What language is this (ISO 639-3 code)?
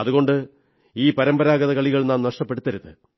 mal